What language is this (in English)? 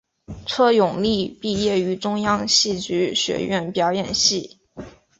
Chinese